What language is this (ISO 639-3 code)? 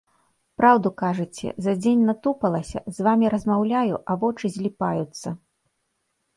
bel